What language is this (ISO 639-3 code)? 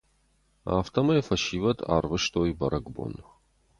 oss